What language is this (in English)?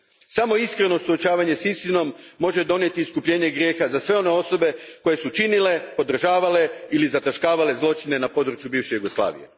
Croatian